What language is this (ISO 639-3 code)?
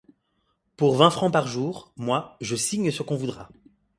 fra